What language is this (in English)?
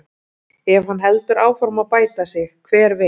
Icelandic